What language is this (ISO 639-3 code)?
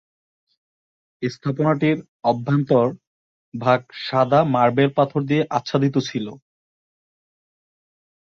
ben